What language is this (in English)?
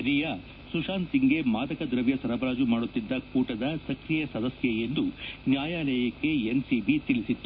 Kannada